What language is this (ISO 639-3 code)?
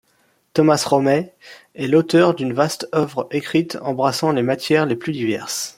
fra